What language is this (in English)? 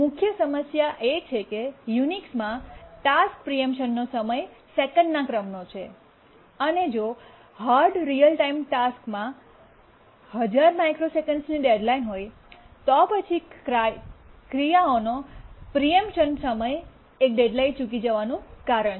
Gujarati